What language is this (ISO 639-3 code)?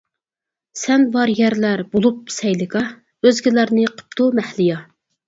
uig